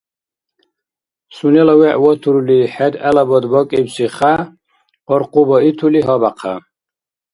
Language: Dargwa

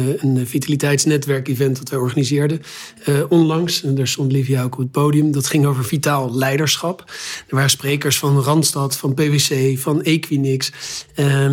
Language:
Dutch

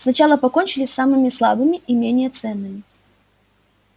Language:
Russian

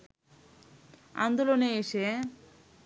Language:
Bangla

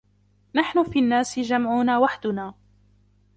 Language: Arabic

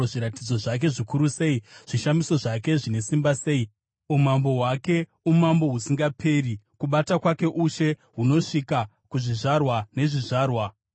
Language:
Shona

